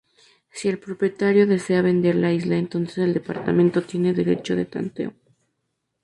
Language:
Spanish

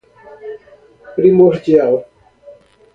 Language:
Portuguese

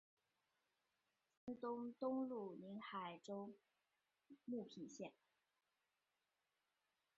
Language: Chinese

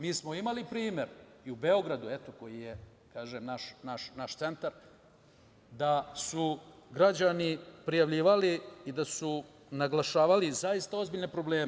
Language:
Serbian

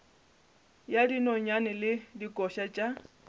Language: Northern Sotho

